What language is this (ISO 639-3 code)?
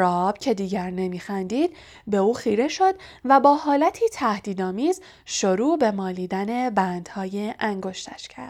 fas